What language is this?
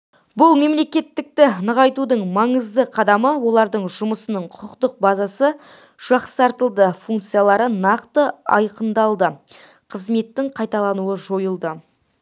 Kazakh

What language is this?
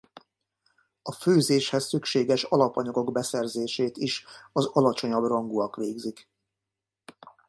Hungarian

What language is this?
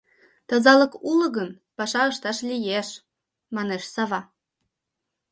Mari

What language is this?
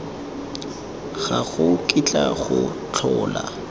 Tswana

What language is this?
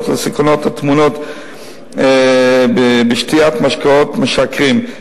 Hebrew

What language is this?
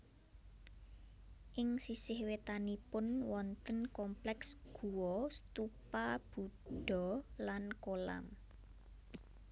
Javanese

